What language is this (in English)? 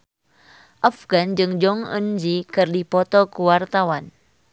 Sundanese